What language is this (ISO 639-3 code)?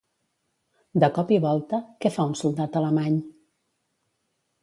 cat